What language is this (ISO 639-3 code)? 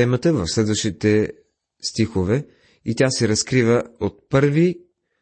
bul